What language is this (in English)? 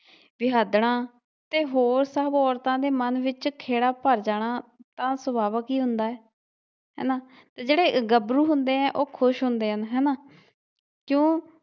Punjabi